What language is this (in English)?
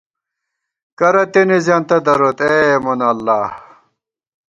Gawar-Bati